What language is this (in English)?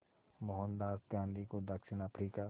Hindi